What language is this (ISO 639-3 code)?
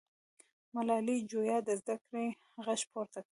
pus